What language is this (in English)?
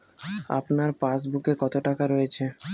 Bangla